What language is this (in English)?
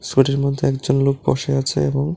Bangla